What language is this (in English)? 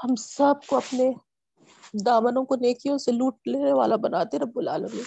Urdu